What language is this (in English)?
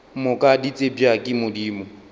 Northern Sotho